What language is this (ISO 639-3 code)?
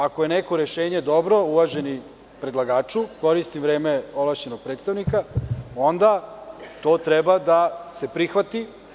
srp